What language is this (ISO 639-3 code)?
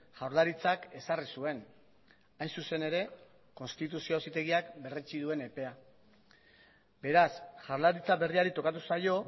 eus